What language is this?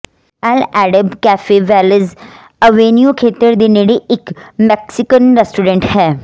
Punjabi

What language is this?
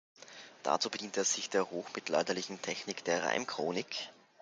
German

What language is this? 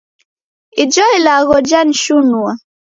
Taita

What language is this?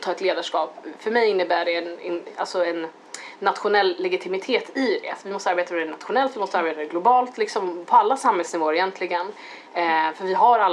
Swedish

